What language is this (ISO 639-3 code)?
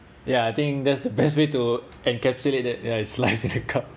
eng